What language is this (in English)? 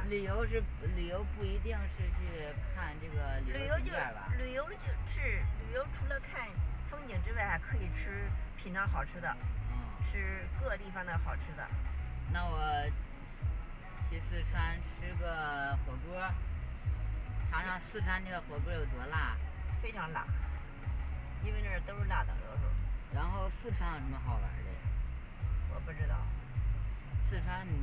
Chinese